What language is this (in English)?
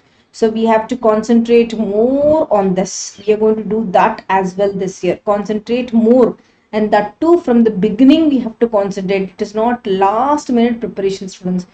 English